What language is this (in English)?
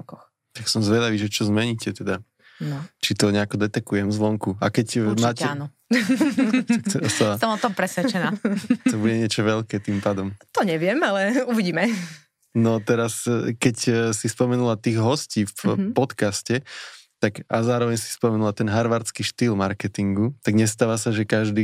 Slovak